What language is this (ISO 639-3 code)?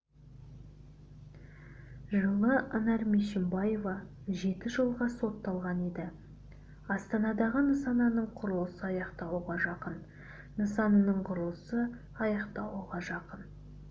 kaz